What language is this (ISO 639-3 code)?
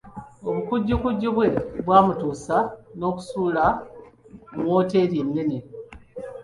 lug